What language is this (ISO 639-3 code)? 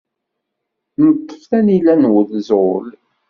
kab